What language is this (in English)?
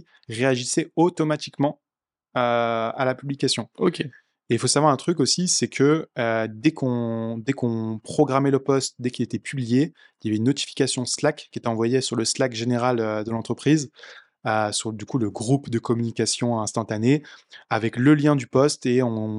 French